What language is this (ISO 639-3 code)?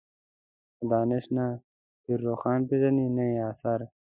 pus